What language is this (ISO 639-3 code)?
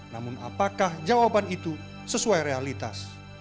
ind